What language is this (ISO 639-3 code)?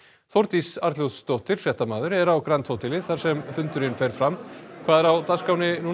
isl